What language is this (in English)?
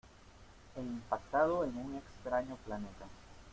Spanish